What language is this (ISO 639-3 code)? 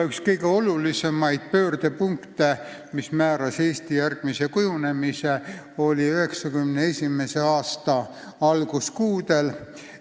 est